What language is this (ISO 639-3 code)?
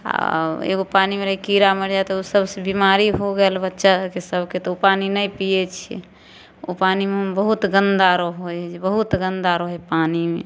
mai